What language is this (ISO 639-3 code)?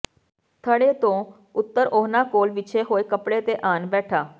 pan